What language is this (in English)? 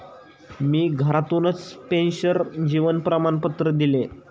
Marathi